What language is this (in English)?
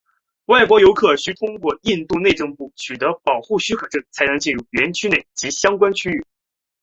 Chinese